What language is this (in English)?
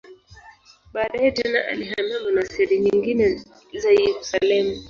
Swahili